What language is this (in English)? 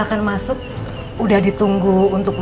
Indonesian